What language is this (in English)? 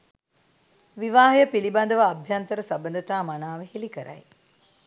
Sinhala